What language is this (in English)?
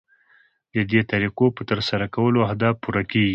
Pashto